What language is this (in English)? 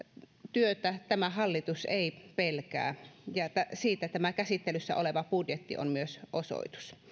Finnish